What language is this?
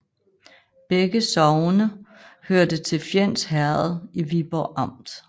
Danish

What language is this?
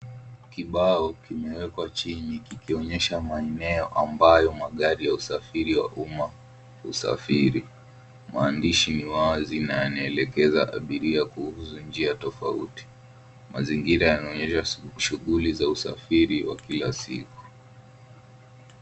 Swahili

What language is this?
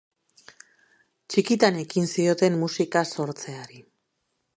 Basque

